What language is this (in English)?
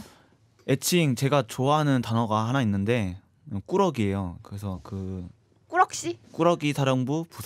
Korean